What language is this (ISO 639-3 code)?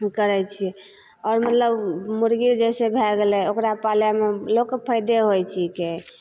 mai